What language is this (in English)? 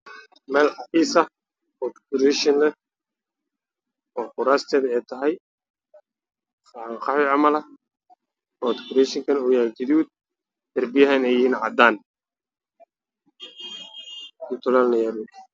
Somali